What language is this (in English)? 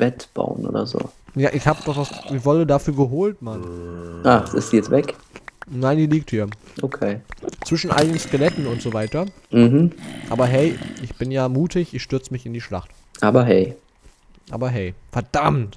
German